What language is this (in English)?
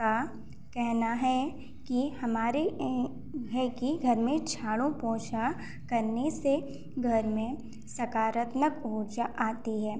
Hindi